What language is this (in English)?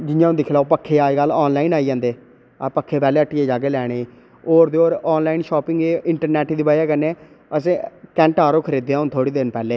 Dogri